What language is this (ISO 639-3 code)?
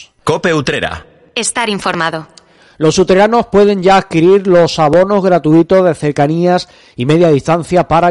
spa